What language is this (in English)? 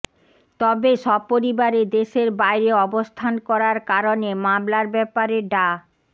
Bangla